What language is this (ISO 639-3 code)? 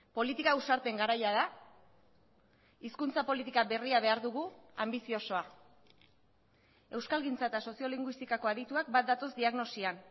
eus